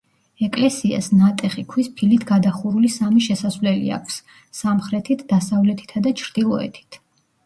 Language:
Georgian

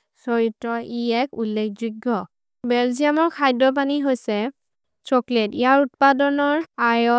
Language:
Maria (India)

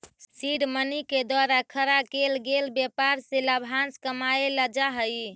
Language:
Magahi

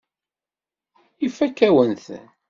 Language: Kabyle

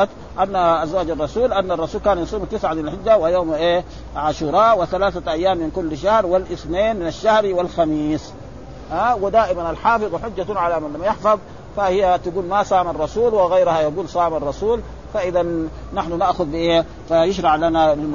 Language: Arabic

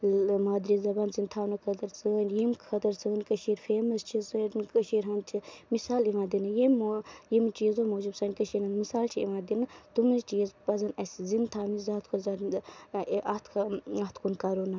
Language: Kashmiri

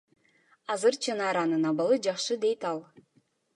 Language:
Kyrgyz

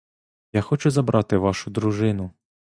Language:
Ukrainian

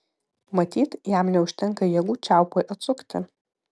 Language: Lithuanian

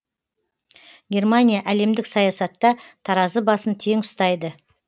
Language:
Kazakh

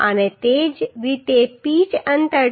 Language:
Gujarati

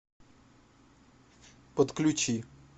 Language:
Russian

